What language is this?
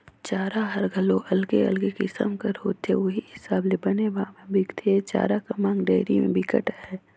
Chhattisgarhi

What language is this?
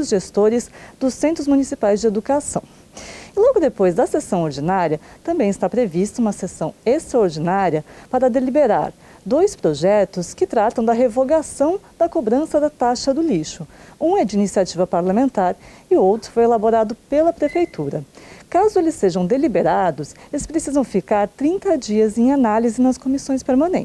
Portuguese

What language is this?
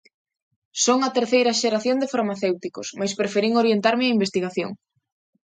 Galician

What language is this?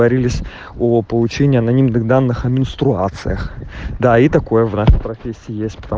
Russian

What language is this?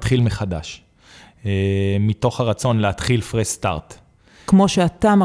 Hebrew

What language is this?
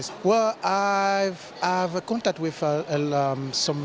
Indonesian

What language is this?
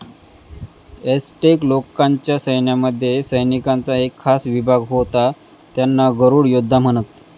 Marathi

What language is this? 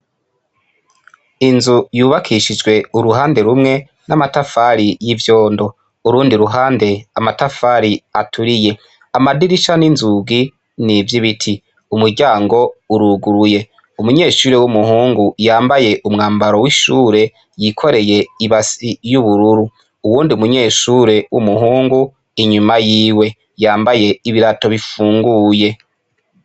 Rundi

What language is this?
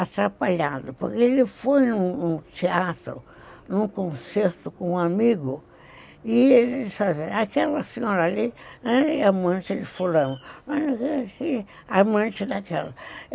Portuguese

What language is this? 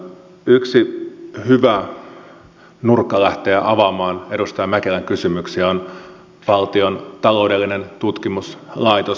Finnish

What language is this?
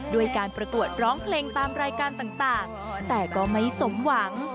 Thai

